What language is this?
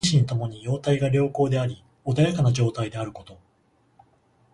Japanese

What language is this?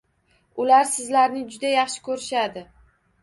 Uzbek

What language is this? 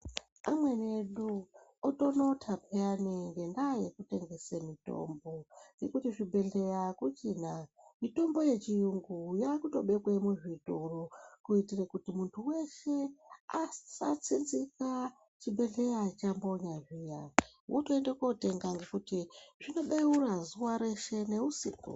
Ndau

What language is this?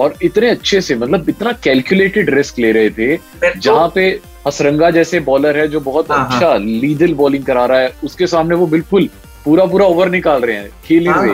Hindi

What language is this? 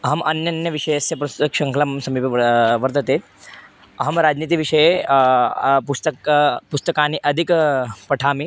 Sanskrit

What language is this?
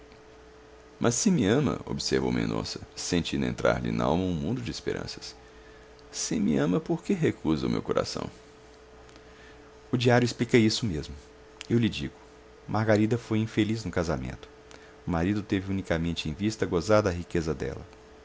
Portuguese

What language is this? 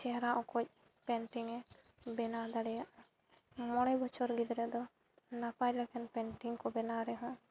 Santali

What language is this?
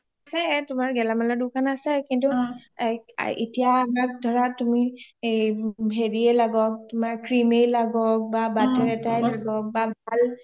Assamese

